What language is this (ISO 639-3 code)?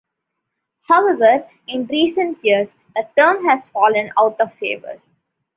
eng